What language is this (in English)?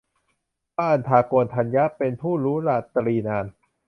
Thai